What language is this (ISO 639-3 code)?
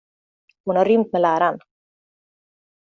swe